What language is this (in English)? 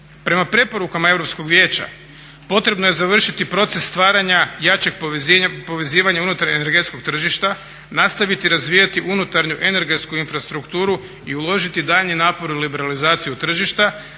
Croatian